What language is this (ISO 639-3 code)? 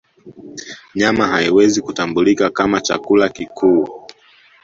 swa